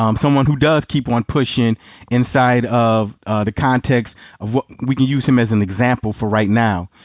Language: English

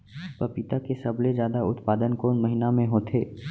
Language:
Chhattisgarhi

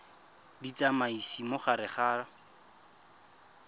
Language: Tswana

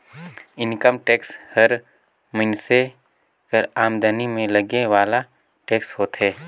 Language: Chhattisgarhi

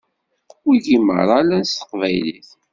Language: Kabyle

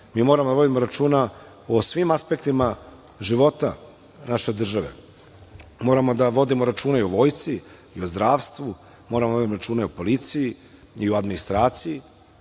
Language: Serbian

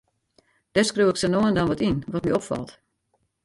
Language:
Western Frisian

